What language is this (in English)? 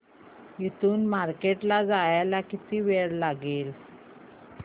Marathi